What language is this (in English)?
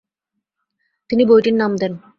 Bangla